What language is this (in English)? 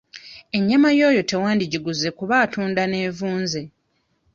Ganda